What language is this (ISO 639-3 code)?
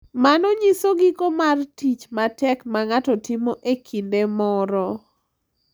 luo